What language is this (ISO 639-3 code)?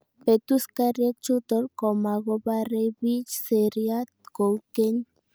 kln